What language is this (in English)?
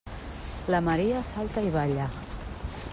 Catalan